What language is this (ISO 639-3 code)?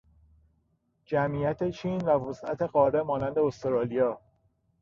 fas